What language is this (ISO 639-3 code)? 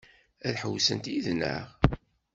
kab